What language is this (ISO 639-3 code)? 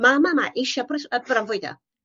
cym